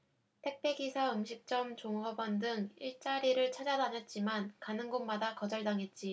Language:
Korean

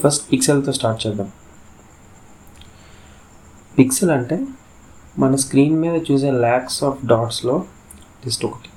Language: Telugu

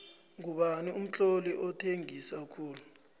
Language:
South Ndebele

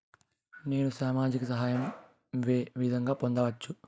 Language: Telugu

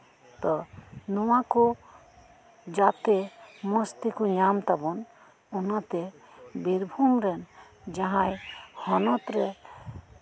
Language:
Santali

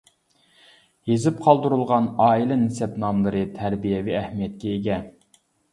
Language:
Uyghur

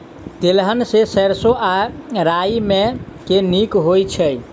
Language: Maithili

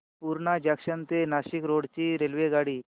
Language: Marathi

